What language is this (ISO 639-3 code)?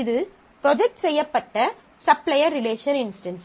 tam